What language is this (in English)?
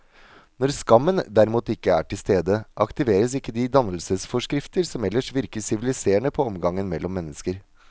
Norwegian